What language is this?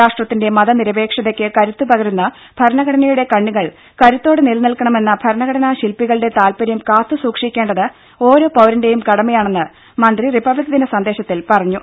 Malayalam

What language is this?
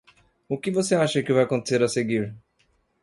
Portuguese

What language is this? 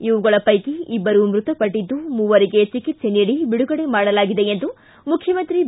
Kannada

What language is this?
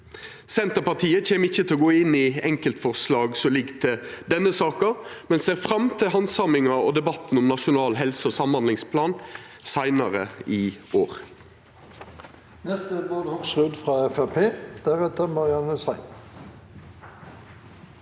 Norwegian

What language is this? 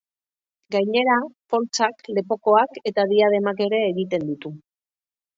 Basque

